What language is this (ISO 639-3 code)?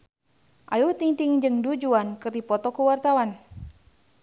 sun